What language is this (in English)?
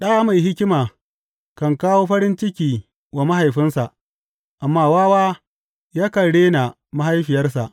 Hausa